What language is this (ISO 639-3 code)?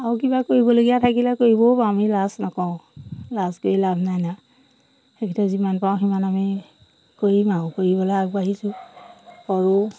asm